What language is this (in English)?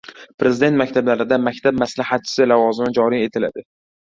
Uzbek